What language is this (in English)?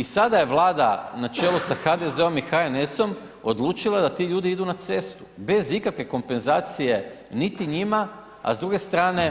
Croatian